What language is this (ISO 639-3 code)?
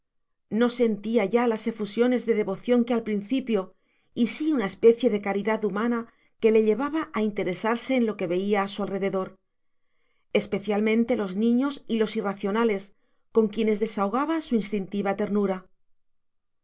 spa